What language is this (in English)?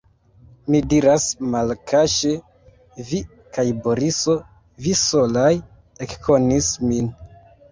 Esperanto